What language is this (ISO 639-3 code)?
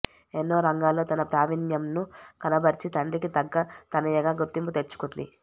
tel